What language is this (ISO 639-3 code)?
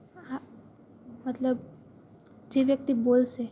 guj